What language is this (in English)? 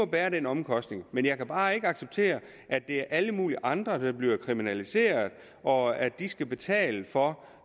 Danish